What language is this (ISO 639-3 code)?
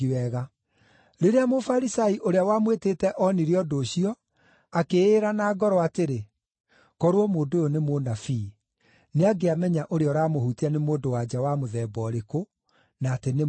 kik